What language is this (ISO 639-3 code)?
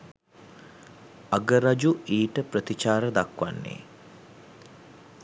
sin